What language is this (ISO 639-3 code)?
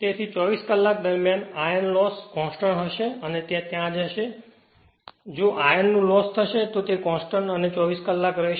guj